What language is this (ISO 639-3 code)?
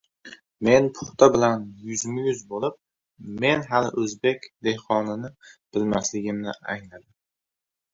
uzb